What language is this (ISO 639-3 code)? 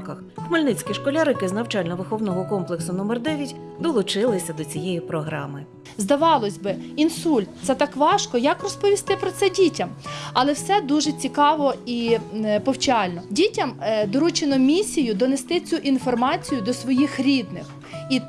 ukr